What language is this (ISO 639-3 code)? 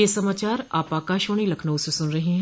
hin